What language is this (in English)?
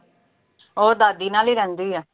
Punjabi